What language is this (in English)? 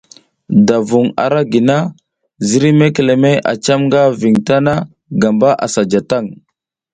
South Giziga